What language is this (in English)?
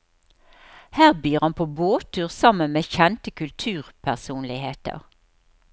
Norwegian